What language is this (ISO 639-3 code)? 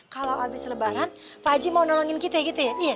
ind